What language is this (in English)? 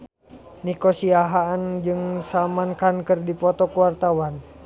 Sundanese